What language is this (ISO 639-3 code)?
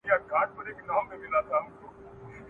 pus